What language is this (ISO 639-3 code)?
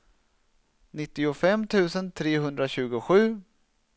swe